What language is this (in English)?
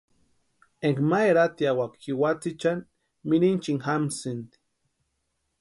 Western Highland Purepecha